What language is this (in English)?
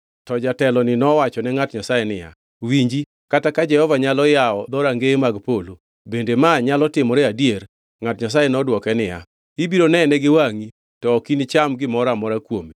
Luo (Kenya and Tanzania)